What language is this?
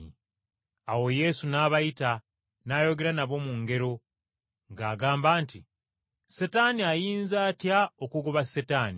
Ganda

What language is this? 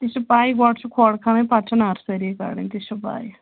Kashmiri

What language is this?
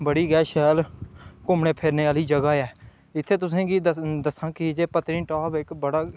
Dogri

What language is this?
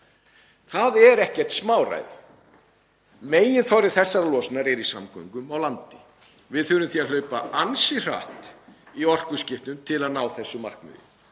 Icelandic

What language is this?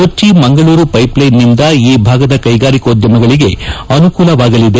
Kannada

